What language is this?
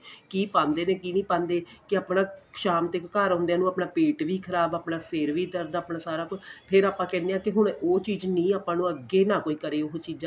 Punjabi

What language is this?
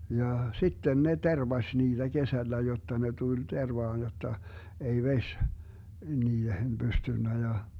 Finnish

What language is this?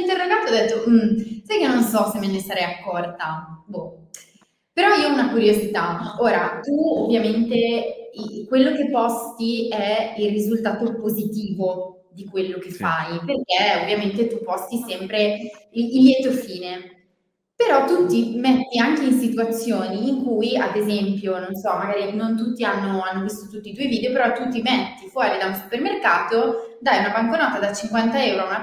Italian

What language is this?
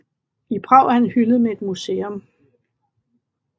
Danish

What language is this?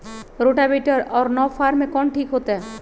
Magahi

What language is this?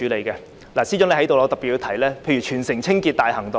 Cantonese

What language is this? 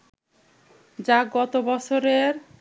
Bangla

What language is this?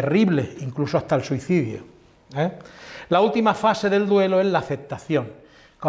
Spanish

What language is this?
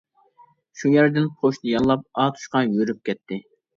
Uyghur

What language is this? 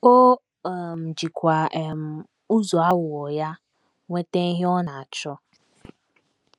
Igbo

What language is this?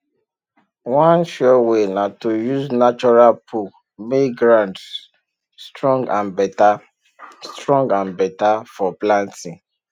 Nigerian Pidgin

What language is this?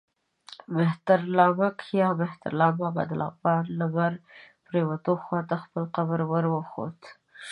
Pashto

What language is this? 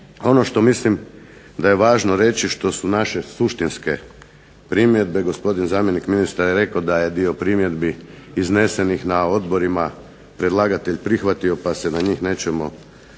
Croatian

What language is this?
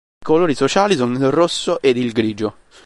Italian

